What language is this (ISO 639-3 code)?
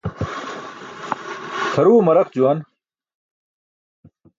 bsk